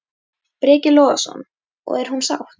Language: Icelandic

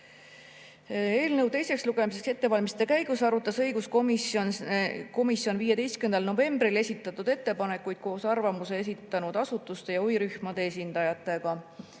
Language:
Estonian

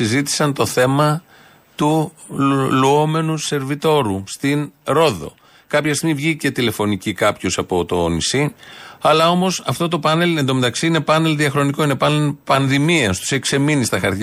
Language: Greek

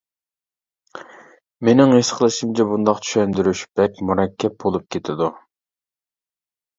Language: Uyghur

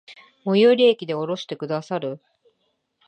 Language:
Japanese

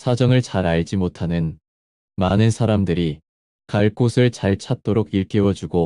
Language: Korean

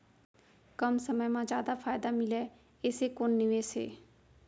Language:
Chhattisgarhi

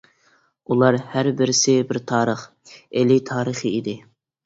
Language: Uyghur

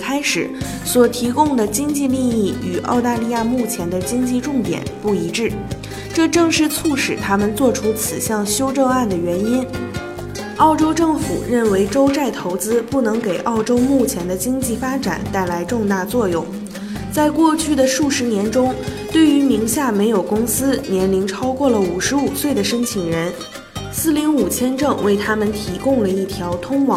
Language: Chinese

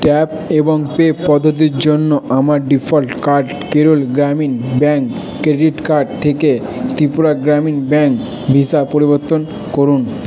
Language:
Bangla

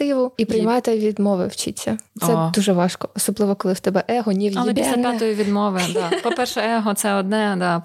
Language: Ukrainian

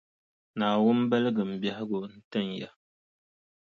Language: Dagbani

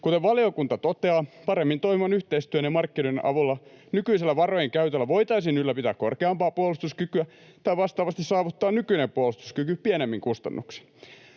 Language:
Finnish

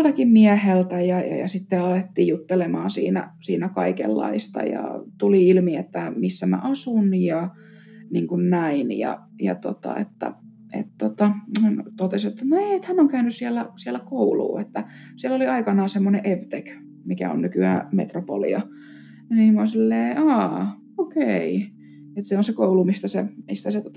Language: Finnish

